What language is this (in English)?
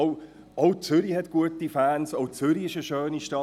Swiss German